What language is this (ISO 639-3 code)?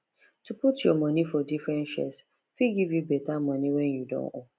pcm